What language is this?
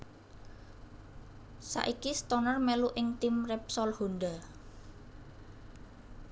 Javanese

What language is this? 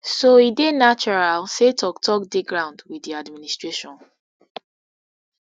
Nigerian Pidgin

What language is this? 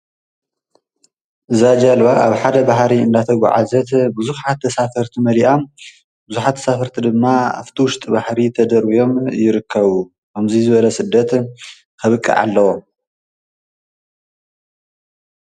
Tigrinya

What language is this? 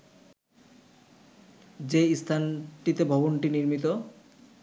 Bangla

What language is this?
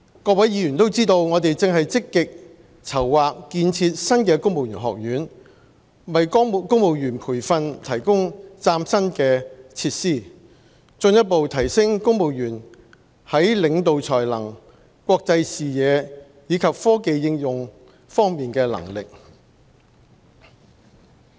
Cantonese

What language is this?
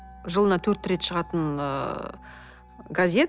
Kazakh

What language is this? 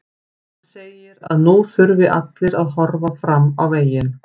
Icelandic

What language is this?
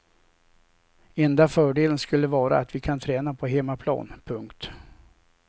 Swedish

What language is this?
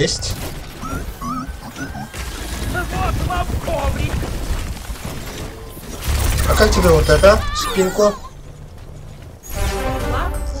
Russian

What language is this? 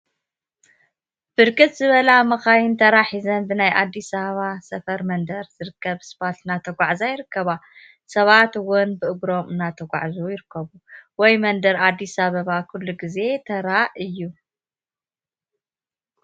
Tigrinya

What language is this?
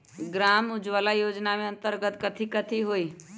Magahi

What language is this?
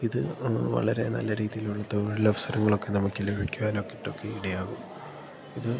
Malayalam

